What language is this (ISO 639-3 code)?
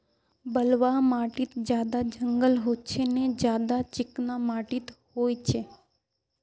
mag